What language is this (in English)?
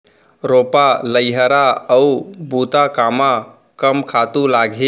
Chhattisgarhi